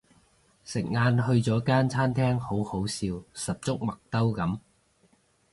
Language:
Cantonese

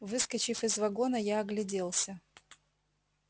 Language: Russian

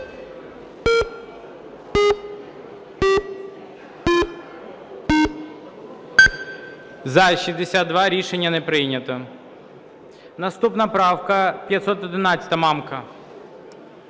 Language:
Ukrainian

